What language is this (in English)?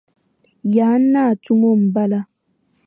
Dagbani